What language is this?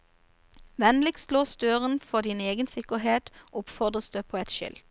Norwegian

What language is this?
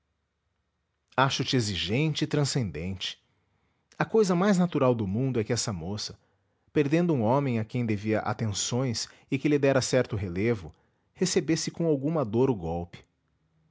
Portuguese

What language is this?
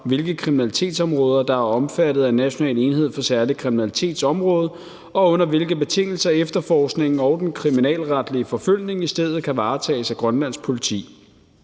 Danish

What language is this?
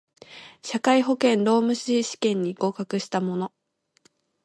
Japanese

